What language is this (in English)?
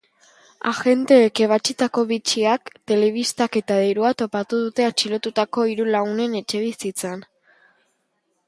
Basque